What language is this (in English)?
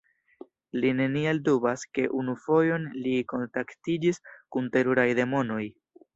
Esperanto